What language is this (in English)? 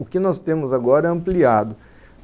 Portuguese